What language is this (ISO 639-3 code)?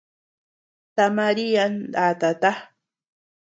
cux